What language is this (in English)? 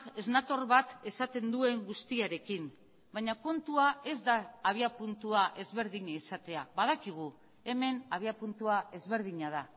Basque